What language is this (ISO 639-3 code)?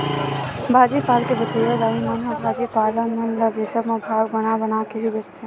hne